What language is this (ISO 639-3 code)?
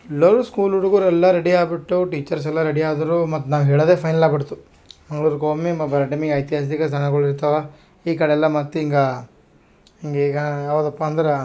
kan